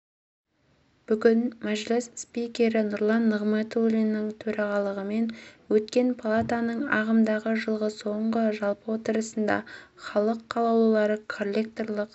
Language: Kazakh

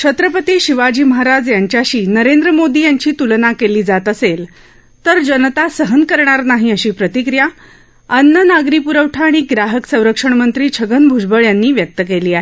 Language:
Marathi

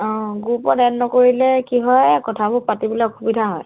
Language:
Assamese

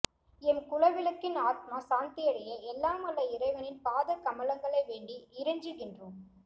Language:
Tamil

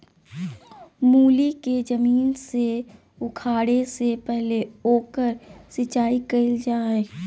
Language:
Magahi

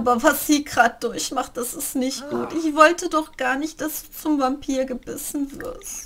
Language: German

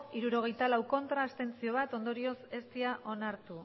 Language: Basque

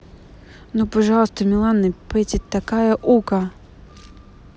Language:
Russian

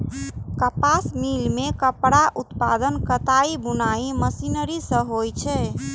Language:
Maithili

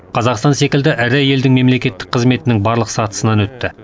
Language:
Kazakh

